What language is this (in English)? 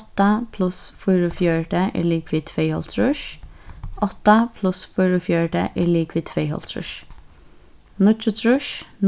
Faroese